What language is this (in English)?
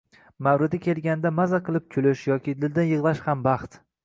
Uzbek